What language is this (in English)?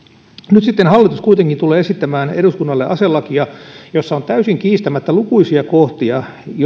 Finnish